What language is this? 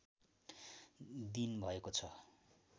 Nepali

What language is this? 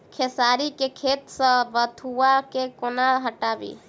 Maithili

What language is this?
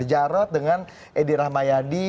Indonesian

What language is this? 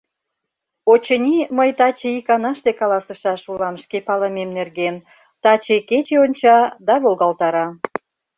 Mari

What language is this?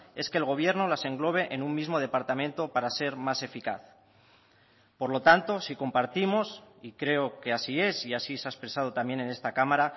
Spanish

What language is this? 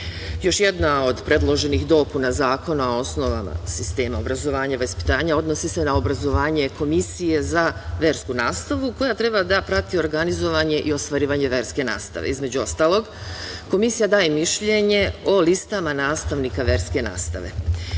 Serbian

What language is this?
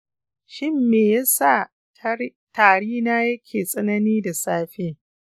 Hausa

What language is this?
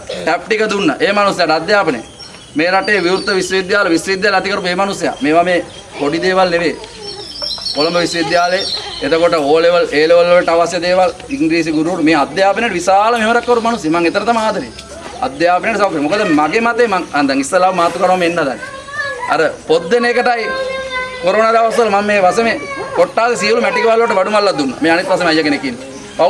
Indonesian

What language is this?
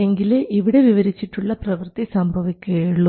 Malayalam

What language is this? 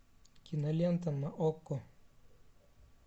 Russian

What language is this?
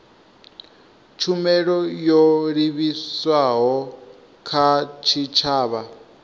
Venda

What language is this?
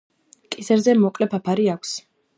Georgian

